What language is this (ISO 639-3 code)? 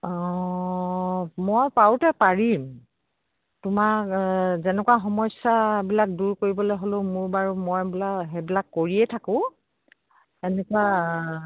asm